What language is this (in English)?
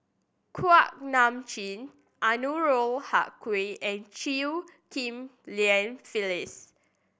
English